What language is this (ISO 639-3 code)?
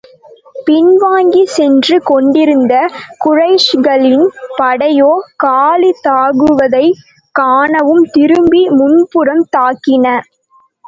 tam